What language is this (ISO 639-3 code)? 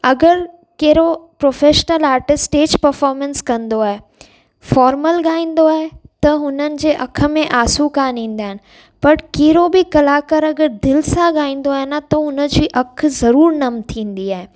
snd